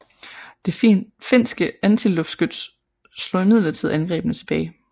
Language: Danish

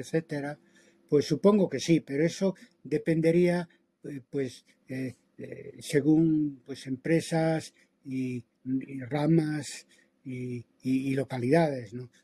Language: Spanish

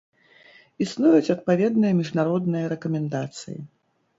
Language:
Belarusian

